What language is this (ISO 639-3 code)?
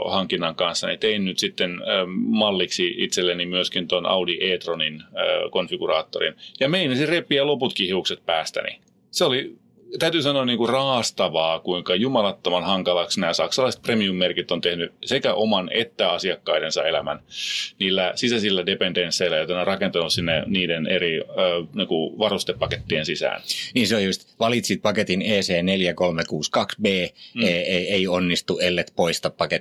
fin